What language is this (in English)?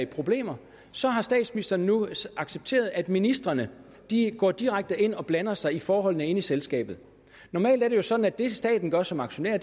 Danish